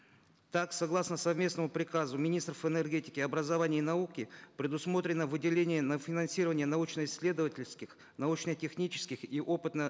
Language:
Kazakh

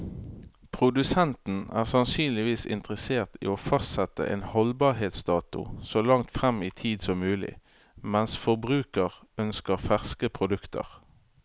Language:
Norwegian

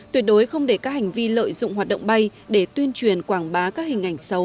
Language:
Vietnamese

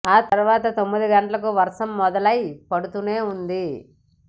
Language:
Telugu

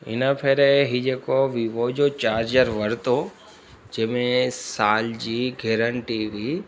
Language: Sindhi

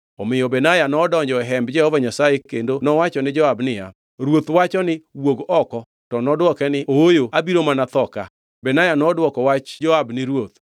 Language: Luo (Kenya and Tanzania)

